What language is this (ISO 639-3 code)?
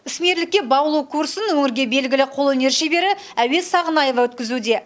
kaz